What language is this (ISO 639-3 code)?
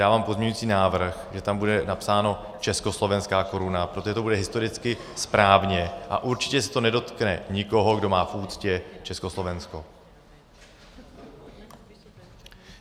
ces